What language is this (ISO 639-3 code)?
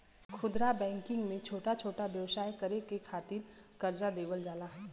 bho